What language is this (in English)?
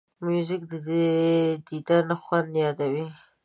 Pashto